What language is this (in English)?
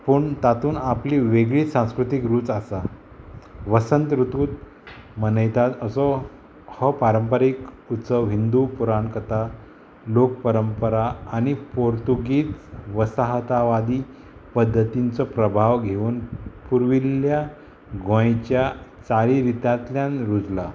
Konkani